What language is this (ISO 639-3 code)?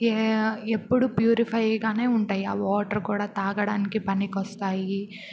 tel